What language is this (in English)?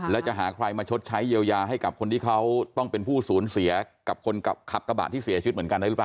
Thai